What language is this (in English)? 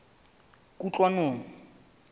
Southern Sotho